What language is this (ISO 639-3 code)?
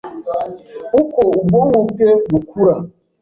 kin